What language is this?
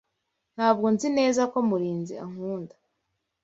Kinyarwanda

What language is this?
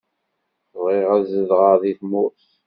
Kabyle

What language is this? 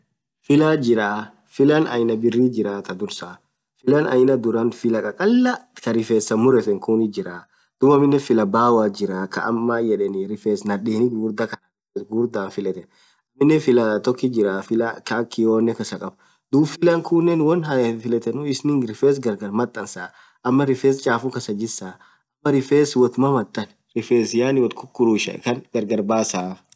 Orma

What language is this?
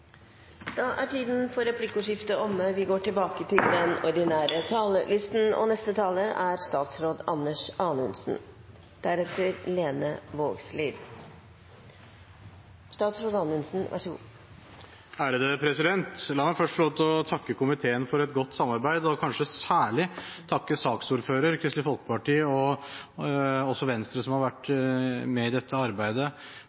Norwegian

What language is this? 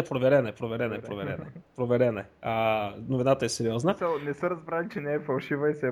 Bulgarian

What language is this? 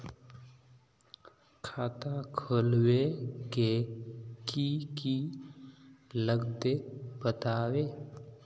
Magahi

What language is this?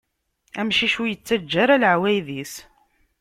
Kabyle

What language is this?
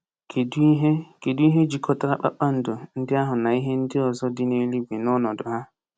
Igbo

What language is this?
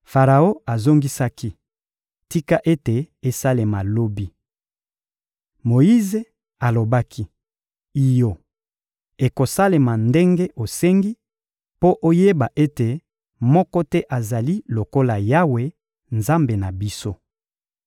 Lingala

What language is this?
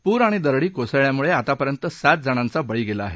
Marathi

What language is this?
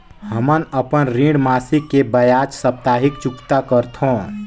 Chhattisgarhi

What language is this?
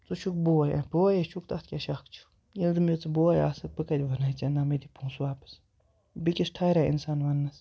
Kashmiri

